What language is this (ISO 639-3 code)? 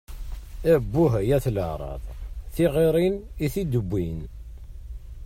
kab